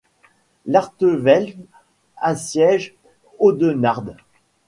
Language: French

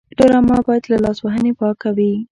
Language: Pashto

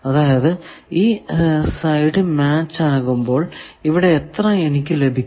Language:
Malayalam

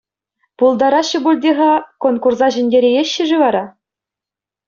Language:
Chuvash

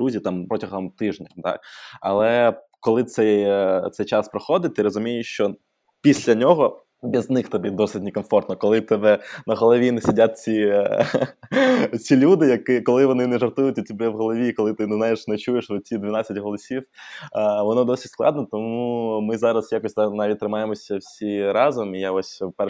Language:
Ukrainian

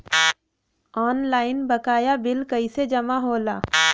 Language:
Bhojpuri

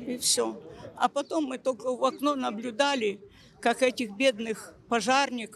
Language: Russian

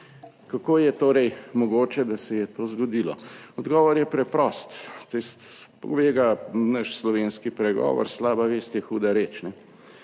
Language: Slovenian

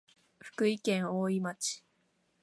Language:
Japanese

